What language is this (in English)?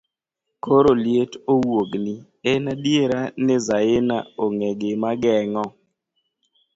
Luo (Kenya and Tanzania)